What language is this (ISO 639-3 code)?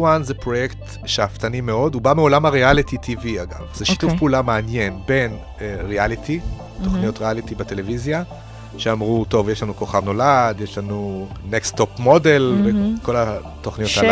heb